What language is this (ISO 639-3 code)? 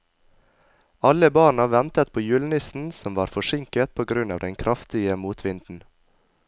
nor